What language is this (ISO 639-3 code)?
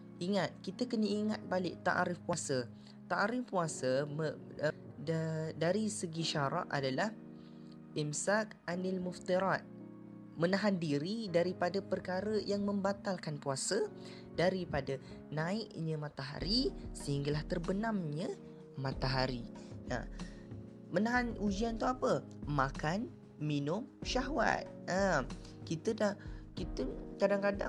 msa